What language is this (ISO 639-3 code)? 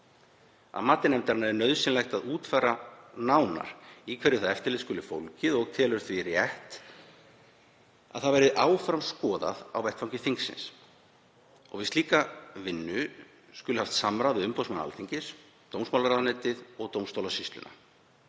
isl